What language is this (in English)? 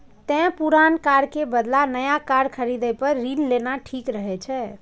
Maithili